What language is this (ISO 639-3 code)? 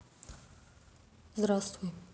rus